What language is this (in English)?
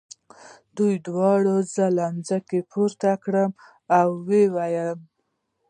Pashto